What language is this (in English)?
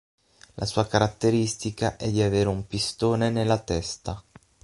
Italian